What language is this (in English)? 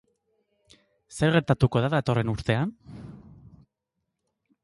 Basque